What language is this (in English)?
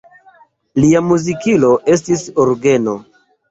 Esperanto